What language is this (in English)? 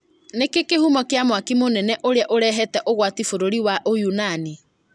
Kikuyu